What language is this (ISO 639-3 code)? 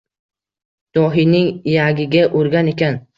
uzb